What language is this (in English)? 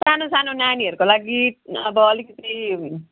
Nepali